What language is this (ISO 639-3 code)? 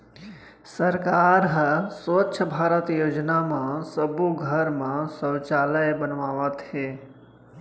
hne